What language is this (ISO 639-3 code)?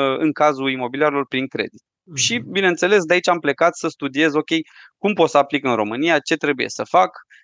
ron